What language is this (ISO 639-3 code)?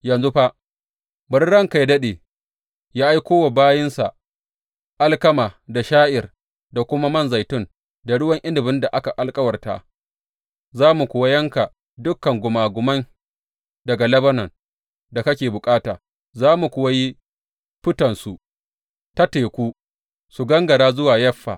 hau